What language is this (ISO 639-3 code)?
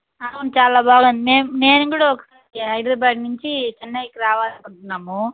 tel